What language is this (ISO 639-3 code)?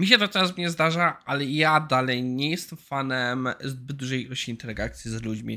pol